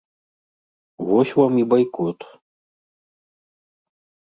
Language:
Belarusian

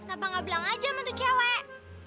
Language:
Indonesian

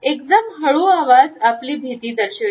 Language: Marathi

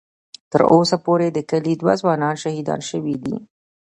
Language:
Pashto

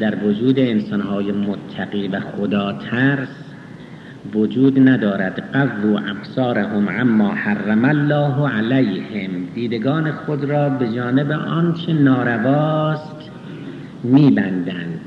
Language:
Persian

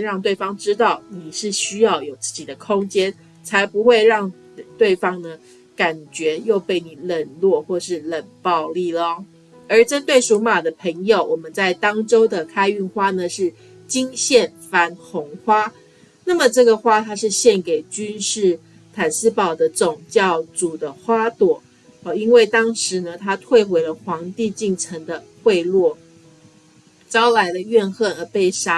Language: Chinese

